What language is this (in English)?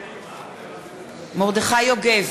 Hebrew